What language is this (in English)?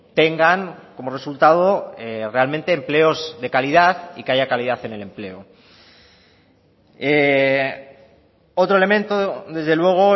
Spanish